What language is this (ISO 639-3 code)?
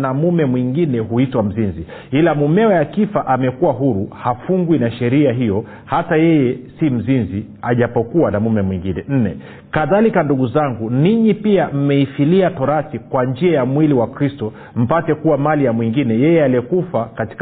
swa